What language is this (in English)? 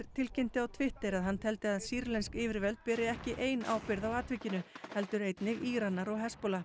Icelandic